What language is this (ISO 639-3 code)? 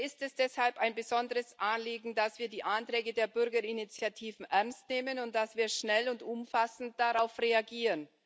deu